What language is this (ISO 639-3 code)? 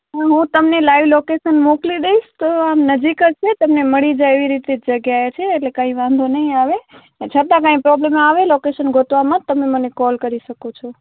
guj